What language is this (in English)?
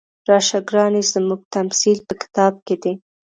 Pashto